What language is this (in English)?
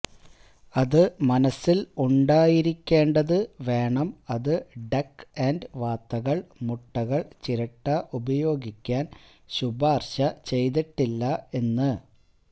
Malayalam